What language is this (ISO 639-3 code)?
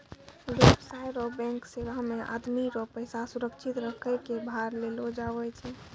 mai